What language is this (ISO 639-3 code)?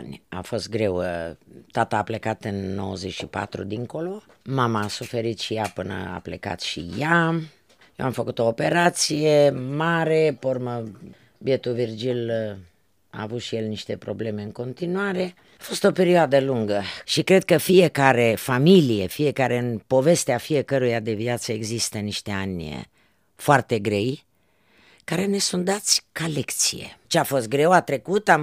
ron